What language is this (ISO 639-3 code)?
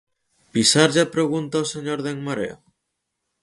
glg